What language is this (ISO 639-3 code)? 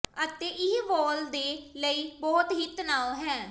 pan